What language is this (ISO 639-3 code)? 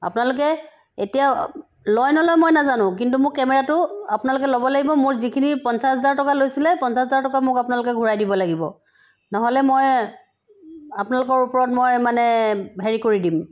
asm